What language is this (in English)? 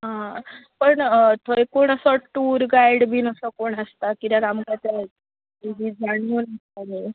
Konkani